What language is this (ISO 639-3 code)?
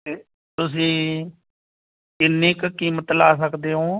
pan